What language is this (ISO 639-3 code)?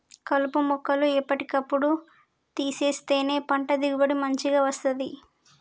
tel